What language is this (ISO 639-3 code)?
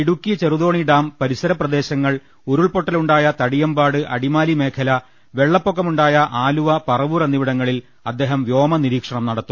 mal